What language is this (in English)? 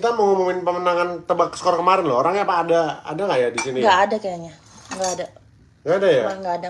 Indonesian